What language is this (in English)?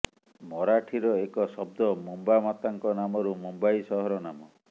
Odia